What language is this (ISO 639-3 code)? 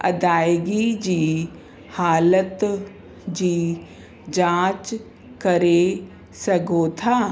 snd